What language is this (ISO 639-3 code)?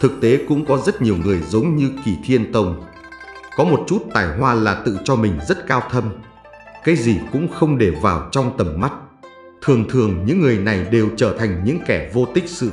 vie